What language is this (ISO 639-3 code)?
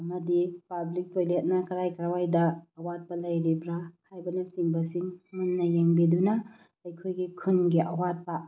mni